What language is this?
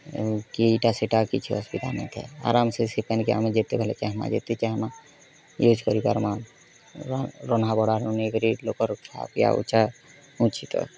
Odia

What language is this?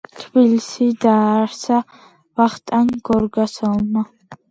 Georgian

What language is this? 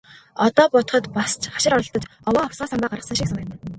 Mongolian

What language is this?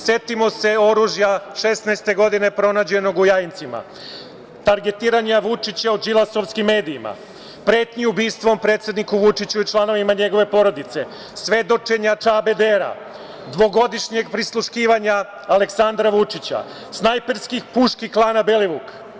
Serbian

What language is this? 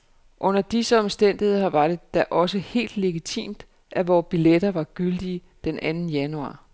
Danish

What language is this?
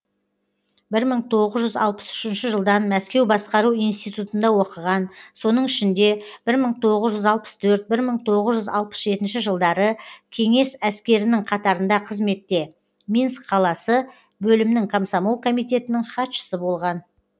Kazakh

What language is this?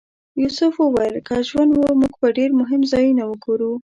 Pashto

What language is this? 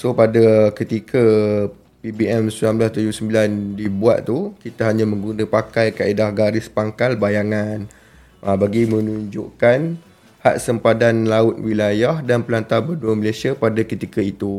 Malay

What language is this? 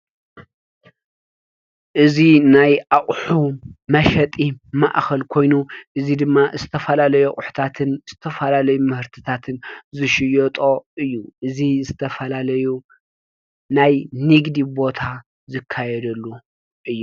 Tigrinya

